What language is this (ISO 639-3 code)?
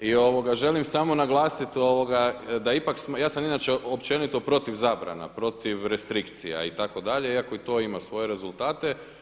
hrv